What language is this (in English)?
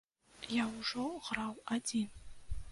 Belarusian